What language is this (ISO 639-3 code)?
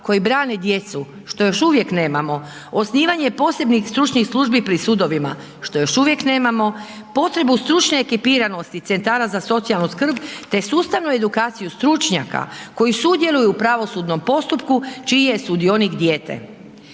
hrv